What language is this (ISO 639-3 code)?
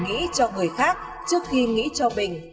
vie